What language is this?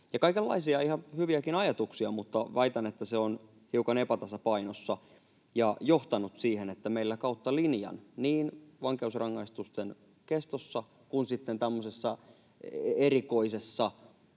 Finnish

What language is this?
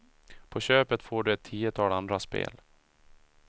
Swedish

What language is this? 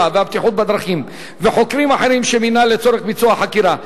Hebrew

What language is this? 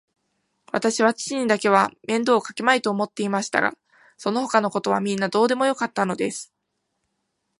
Japanese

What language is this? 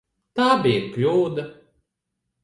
Latvian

